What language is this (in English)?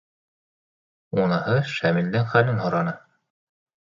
Bashkir